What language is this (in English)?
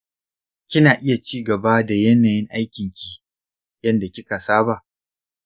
Hausa